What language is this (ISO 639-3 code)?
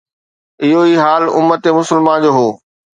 snd